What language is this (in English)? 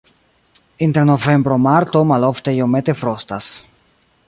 Esperanto